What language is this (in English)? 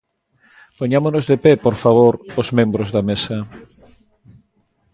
Galician